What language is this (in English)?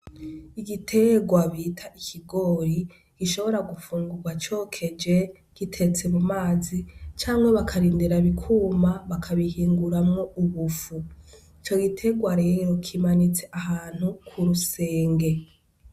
Rundi